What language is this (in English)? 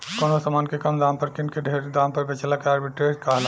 Bhojpuri